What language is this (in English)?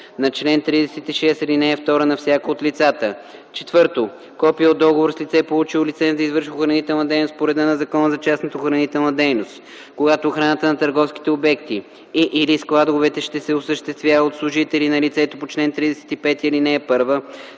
Bulgarian